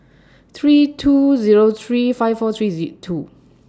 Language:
English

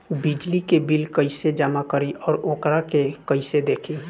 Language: Bhojpuri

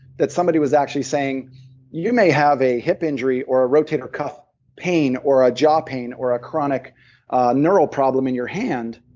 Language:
English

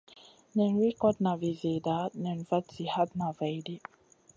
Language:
Masana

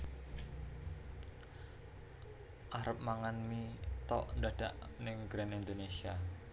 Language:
Javanese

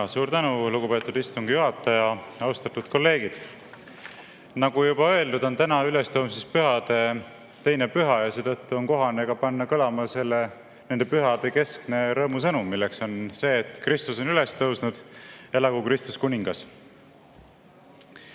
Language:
Estonian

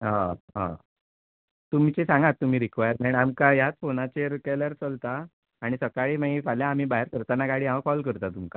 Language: Konkani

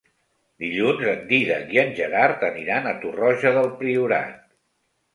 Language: Catalan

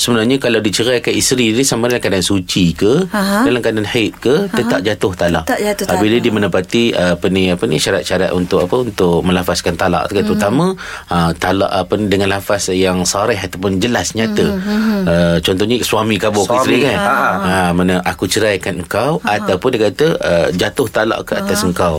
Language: Malay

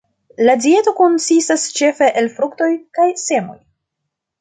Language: Esperanto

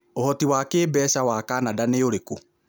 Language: Kikuyu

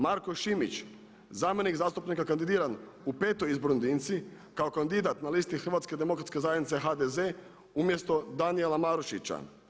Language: Croatian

